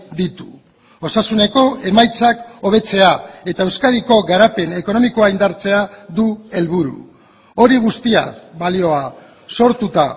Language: Basque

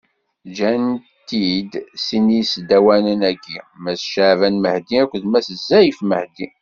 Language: Kabyle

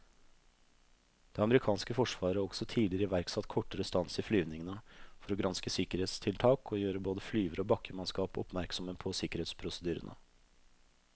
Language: Norwegian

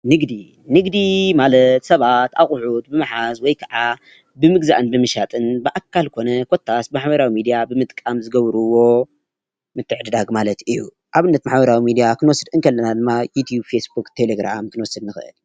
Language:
Tigrinya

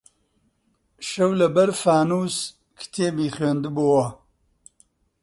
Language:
Central Kurdish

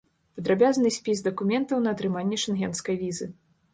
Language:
Belarusian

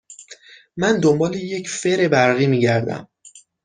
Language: Persian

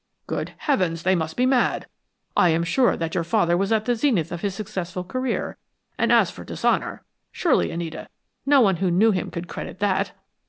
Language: English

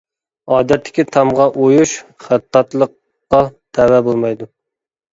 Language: Uyghur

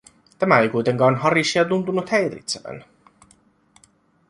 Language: Finnish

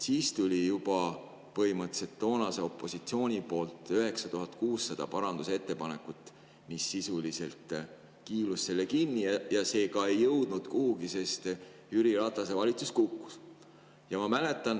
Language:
Estonian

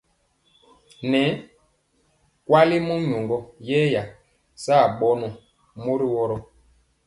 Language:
Mpiemo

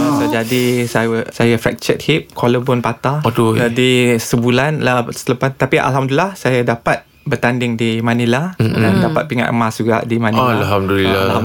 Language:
Malay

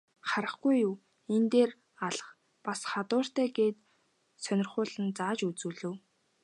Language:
Mongolian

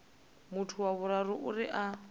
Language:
Venda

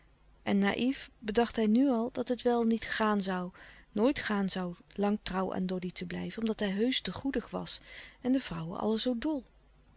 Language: Dutch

